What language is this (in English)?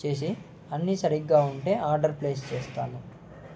Telugu